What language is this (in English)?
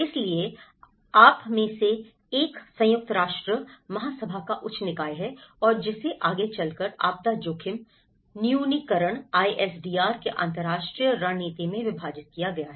Hindi